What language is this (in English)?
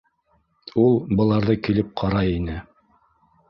Bashkir